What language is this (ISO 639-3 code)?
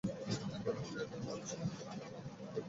ben